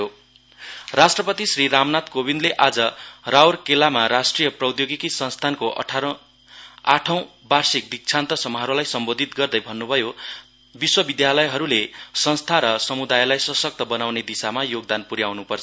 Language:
Nepali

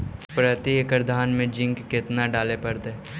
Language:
Magahi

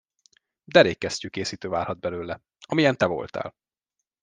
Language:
Hungarian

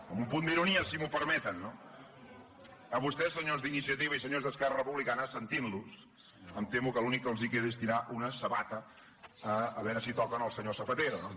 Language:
Catalan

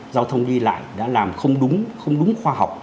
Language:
Vietnamese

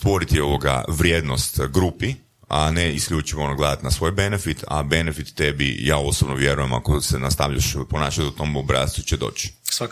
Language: Croatian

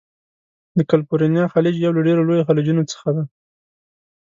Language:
Pashto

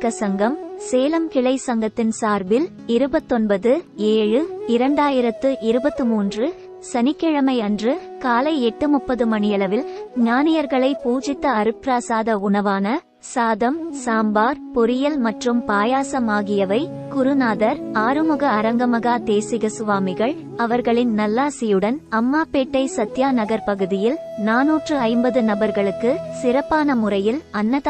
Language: Arabic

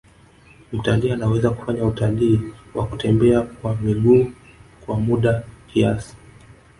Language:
Swahili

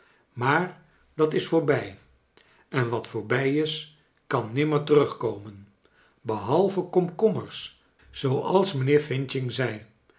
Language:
Dutch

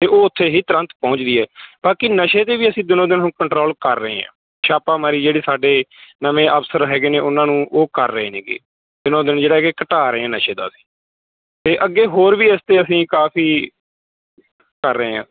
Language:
Punjabi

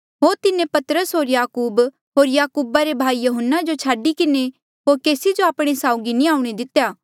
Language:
Mandeali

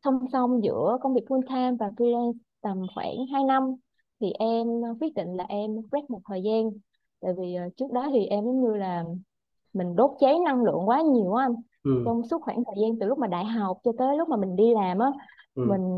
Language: Vietnamese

